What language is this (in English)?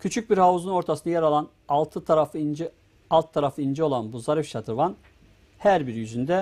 Turkish